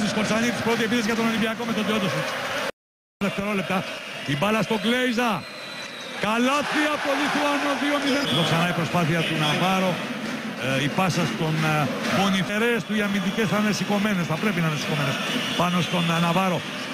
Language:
Greek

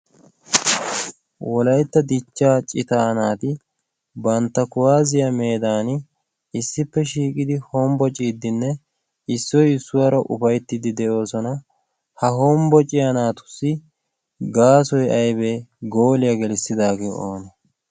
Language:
Wolaytta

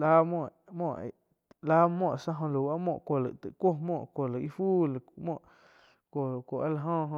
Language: Quiotepec Chinantec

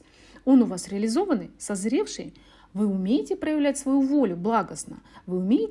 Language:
Russian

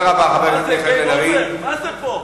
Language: Hebrew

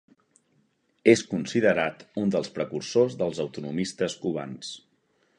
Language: Catalan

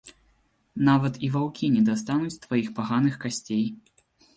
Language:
Belarusian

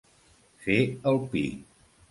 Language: Catalan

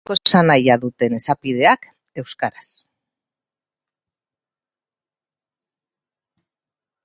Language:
Basque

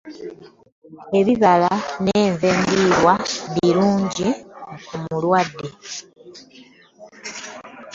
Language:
Ganda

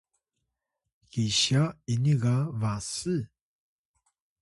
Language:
Atayal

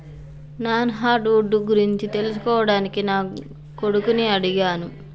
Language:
Telugu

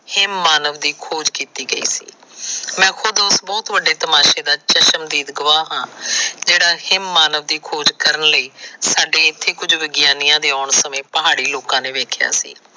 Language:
Punjabi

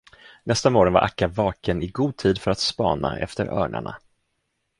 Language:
Swedish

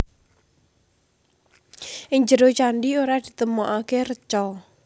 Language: Javanese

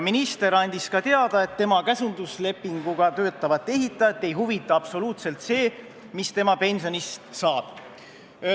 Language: Estonian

